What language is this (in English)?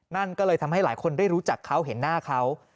Thai